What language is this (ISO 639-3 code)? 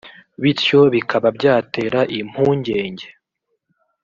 kin